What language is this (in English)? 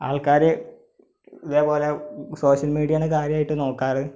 Malayalam